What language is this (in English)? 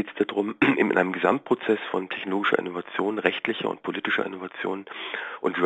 German